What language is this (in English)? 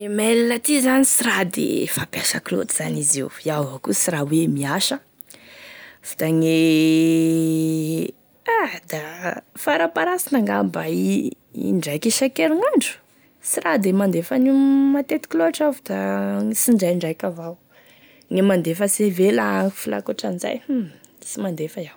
Tesaka Malagasy